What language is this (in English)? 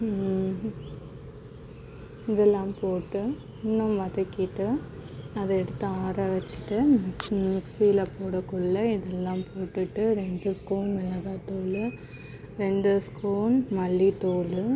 Tamil